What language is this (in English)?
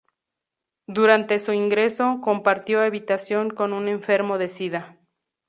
Spanish